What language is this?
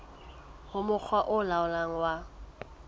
Southern Sotho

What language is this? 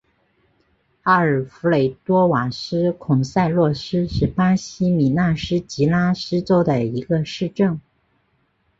Chinese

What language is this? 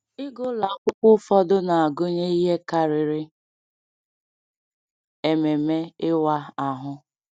Igbo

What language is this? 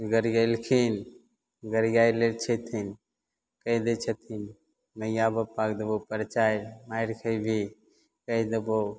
Maithili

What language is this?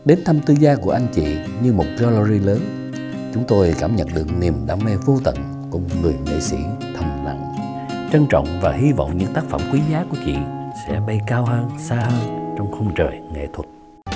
Vietnamese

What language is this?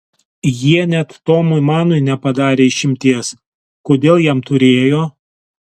Lithuanian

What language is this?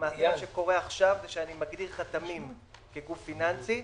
Hebrew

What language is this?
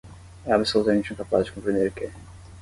Portuguese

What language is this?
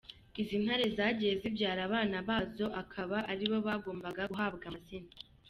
Kinyarwanda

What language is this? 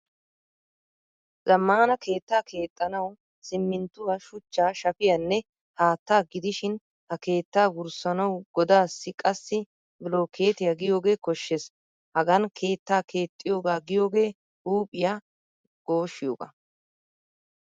Wolaytta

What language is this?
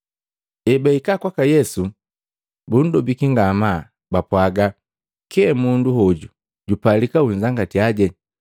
Matengo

